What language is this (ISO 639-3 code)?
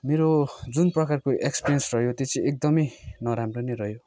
nep